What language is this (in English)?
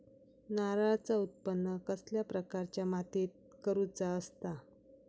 Marathi